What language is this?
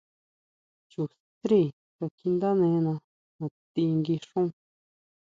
Huautla Mazatec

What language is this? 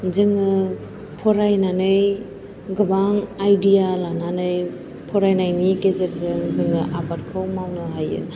Bodo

